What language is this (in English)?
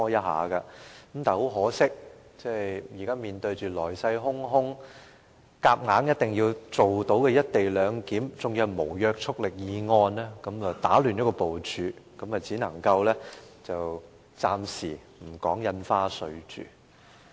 Cantonese